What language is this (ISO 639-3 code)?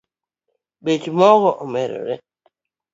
luo